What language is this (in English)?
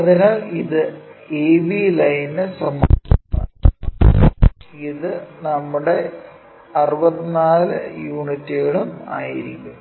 Malayalam